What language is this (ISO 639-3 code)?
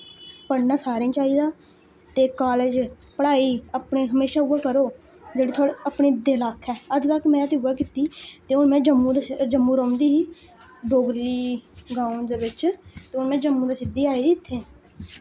doi